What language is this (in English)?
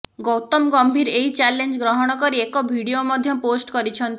Odia